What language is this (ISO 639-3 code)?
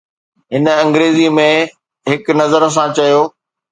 snd